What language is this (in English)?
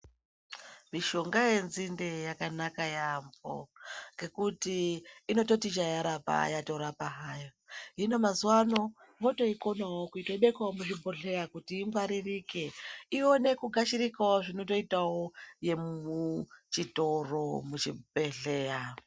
Ndau